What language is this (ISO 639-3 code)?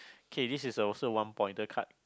eng